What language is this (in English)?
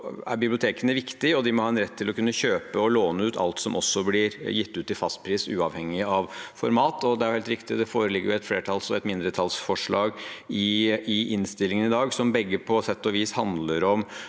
Norwegian